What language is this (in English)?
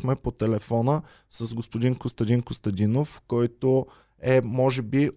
Bulgarian